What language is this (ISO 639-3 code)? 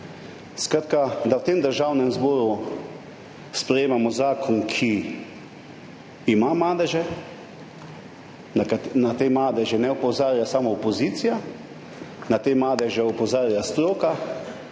slv